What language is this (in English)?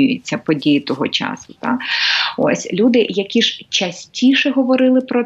Ukrainian